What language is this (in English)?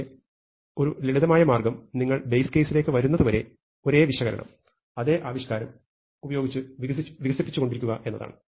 Malayalam